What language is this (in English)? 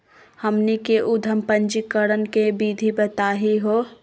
Magahi